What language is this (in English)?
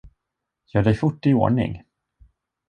Swedish